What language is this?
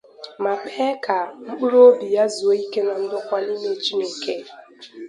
Igbo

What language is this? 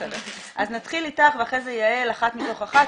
Hebrew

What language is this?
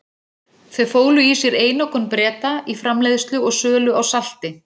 Icelandic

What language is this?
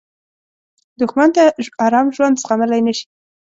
Pashto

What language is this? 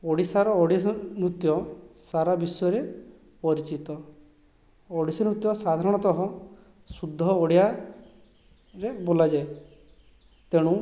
Odia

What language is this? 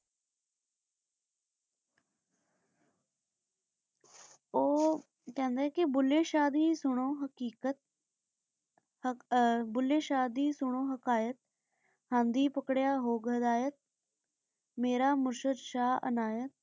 Punjabi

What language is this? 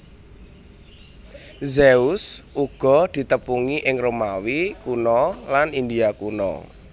Javanese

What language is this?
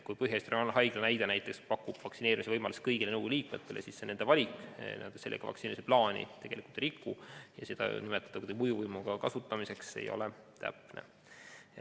Estonian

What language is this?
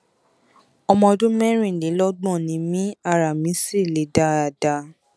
Yoruba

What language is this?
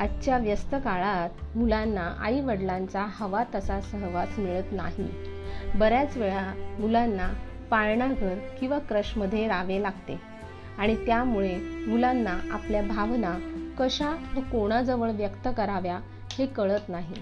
Marathi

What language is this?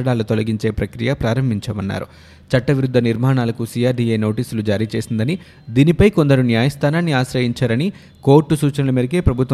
Telugu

